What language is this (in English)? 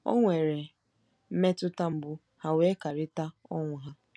Igbo